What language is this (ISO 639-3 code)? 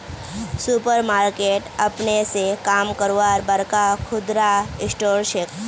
mag